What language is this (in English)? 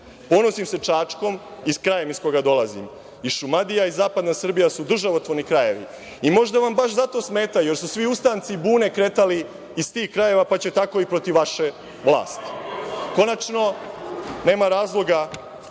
Serbian